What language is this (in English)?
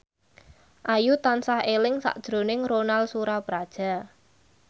Javanese